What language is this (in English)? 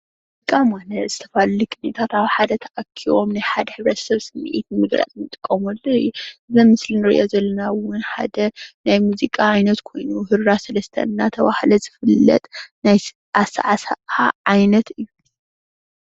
Tigrinya